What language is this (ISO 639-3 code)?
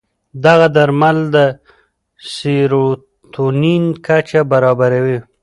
pus